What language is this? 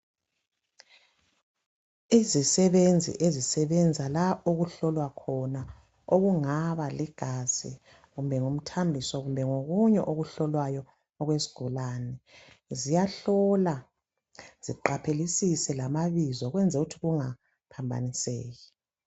North Ndebele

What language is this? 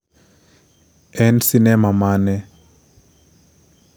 Luo (Kenya and Tanzania)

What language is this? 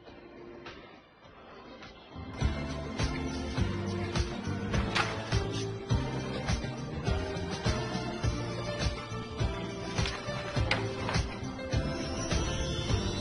Korean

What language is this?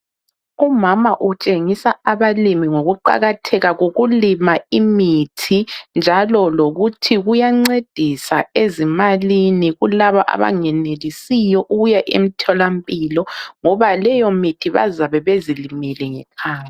North Ndebele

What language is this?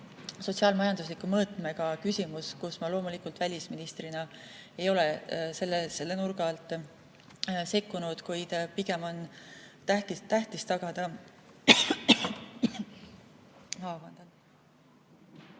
Estonian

